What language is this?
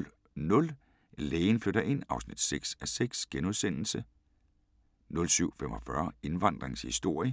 Danish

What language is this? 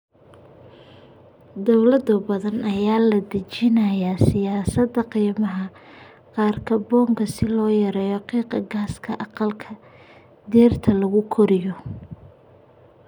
Somali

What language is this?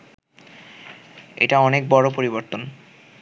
Bangla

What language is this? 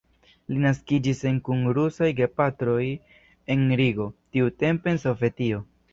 Esperanto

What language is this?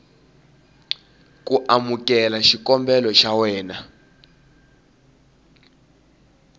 Tsonga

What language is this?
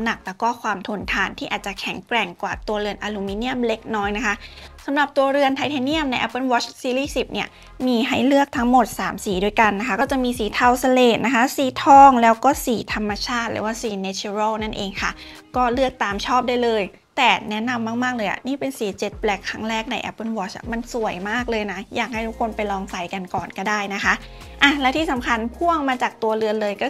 Thai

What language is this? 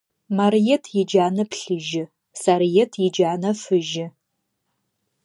Adyghe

